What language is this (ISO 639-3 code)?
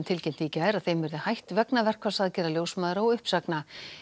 isl